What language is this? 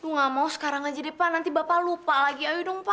Indonesian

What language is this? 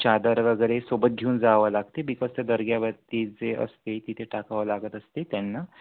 Marathi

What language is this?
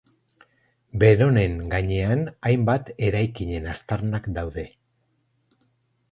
Basque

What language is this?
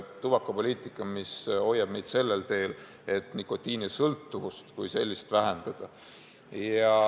Estonian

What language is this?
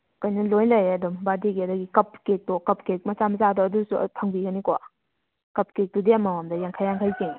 Manipuri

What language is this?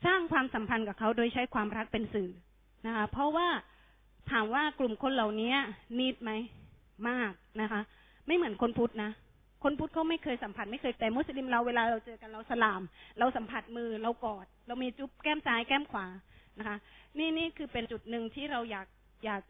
Thai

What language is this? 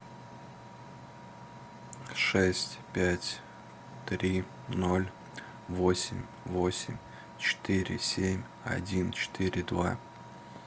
Russian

